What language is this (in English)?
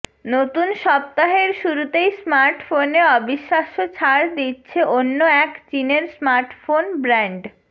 Bangla